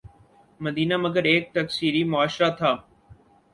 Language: Urdu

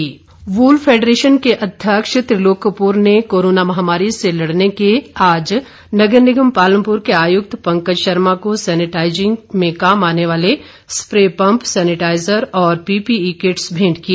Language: Hindi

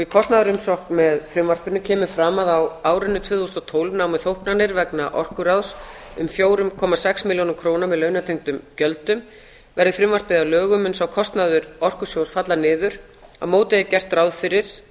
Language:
Icelandic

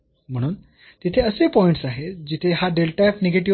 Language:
Marathi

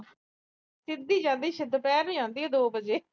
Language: Punjabi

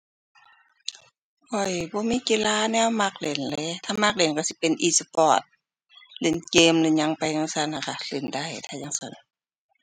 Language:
Thai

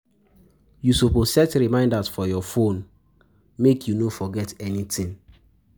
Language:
Nigerian Pidgin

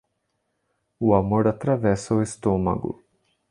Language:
Portuguese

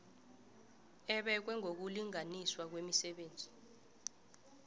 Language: South Ndebele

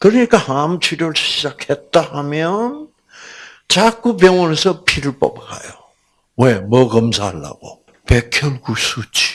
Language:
Korean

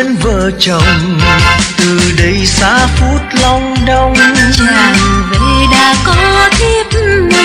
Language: Vietnamese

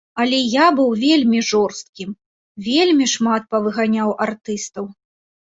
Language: Belarusian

